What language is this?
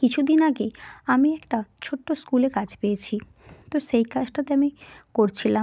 Bangla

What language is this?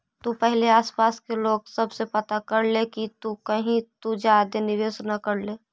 Magahi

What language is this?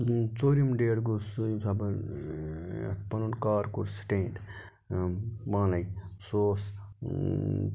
Kashmiri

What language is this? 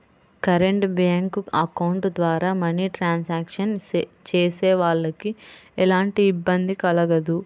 Telugu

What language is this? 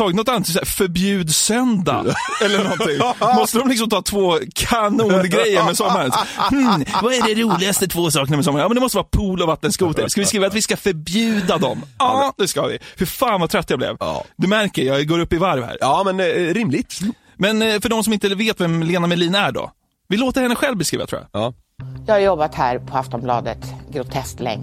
Swedish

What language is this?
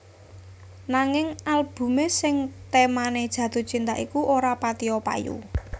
Javanese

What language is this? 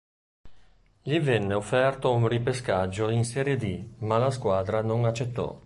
Italian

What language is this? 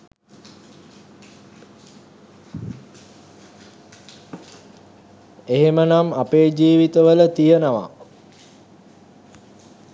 Sinhala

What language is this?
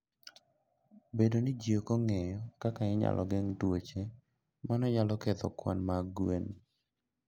Luo (Kenya and Tanzania)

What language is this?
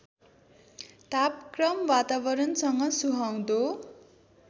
Nepali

